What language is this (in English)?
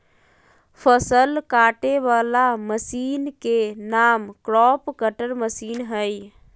Magahi